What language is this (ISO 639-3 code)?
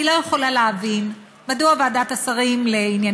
heb